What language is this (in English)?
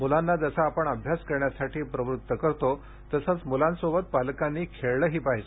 Marathi